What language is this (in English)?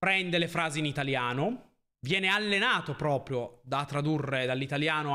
Italian